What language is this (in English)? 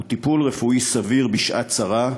Hebrew